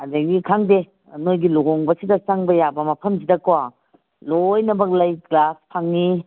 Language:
Manipuri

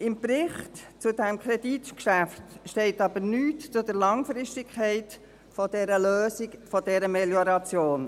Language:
Swiss German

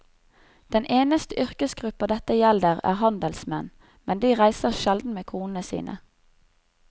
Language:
Norwegian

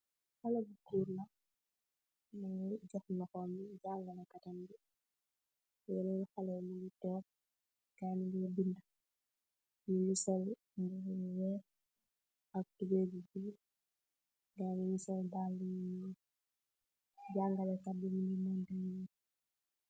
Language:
Wolof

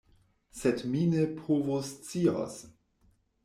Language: Esperanto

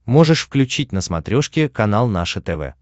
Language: Russian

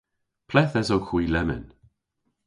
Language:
Cornish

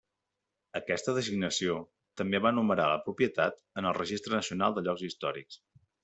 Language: Catalan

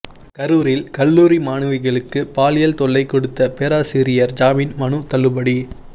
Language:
Tamil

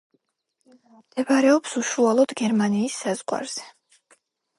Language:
Georgian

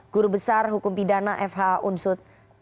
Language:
Indonesian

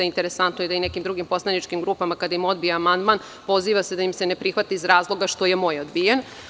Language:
Serbian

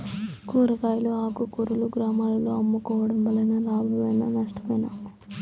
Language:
Telugu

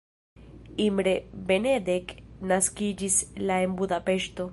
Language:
Esperanto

